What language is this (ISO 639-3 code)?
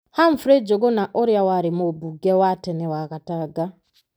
kik